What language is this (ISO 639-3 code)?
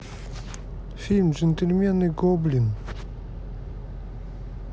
rus